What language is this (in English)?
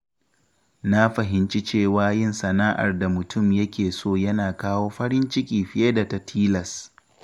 Hausa